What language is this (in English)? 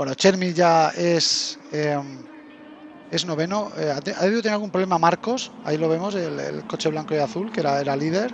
Spanish